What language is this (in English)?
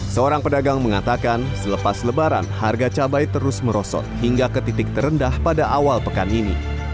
Indonesian